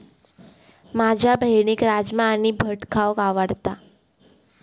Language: Marathi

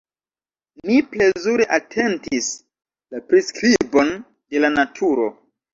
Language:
Esperanto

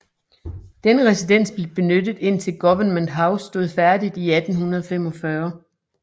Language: Danish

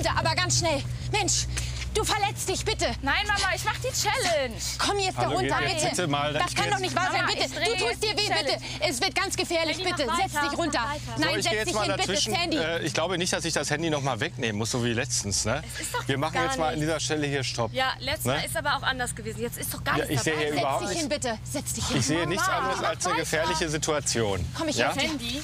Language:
German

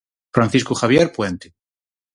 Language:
Galician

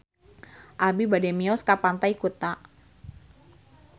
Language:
Sundanese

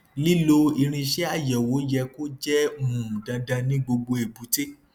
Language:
Yoruba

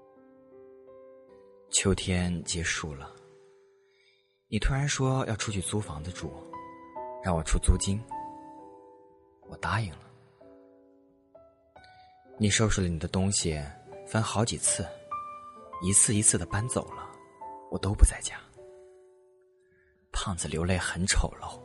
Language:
Chinese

